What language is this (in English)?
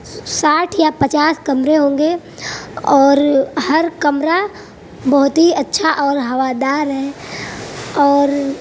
Urdu